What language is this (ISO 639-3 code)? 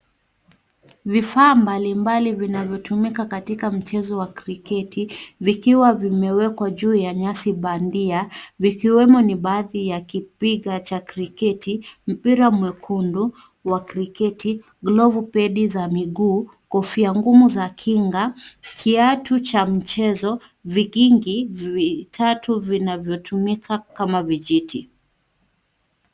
swa